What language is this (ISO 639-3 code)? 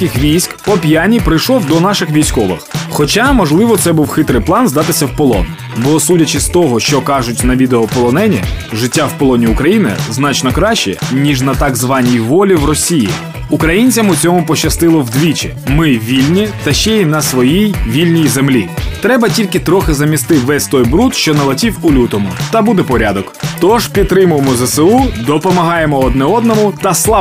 ukr